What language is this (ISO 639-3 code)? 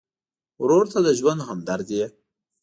pus